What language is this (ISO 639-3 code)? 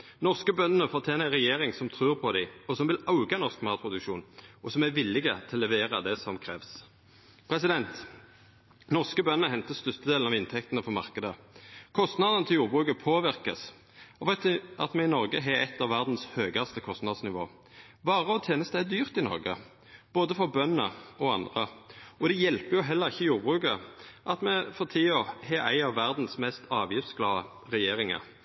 nno